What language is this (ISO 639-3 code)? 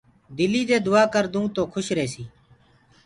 ggg